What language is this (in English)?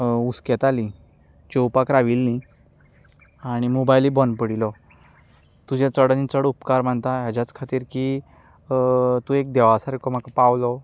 Konkani